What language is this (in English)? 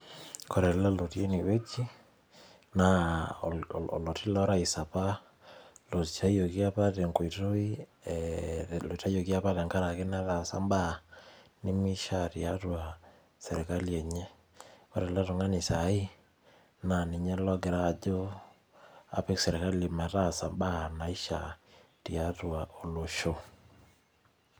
Masai